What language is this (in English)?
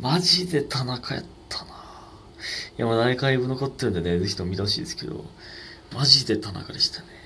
Japanese